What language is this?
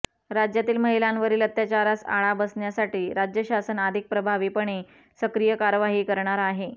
Marathi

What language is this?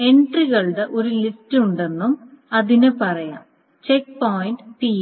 Malayalam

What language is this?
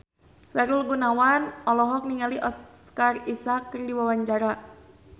Sundanese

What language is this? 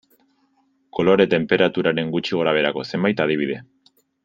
Basque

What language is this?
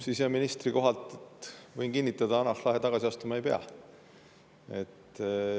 Estonian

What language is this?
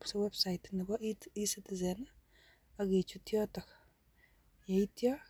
Kalenjin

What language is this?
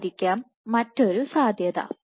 Malayalam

